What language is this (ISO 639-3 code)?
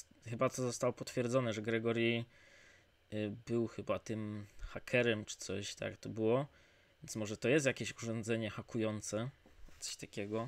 pol